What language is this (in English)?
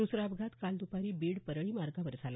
Marathi